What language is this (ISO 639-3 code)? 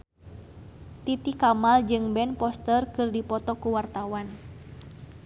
sun